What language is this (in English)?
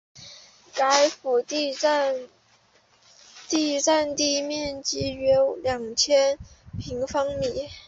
Chinese